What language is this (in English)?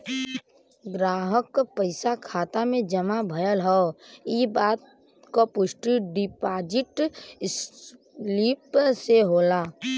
Bhojpuri